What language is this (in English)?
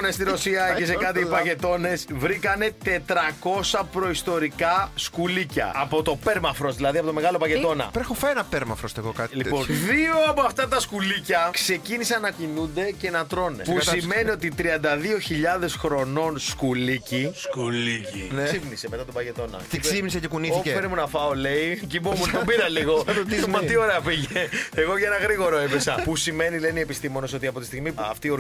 Greek